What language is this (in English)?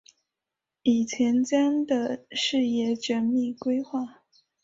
Chinese